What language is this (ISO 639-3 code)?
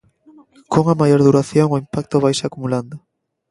glg